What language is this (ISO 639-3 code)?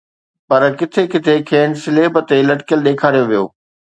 snd